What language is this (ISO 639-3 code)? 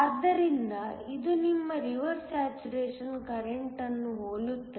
kan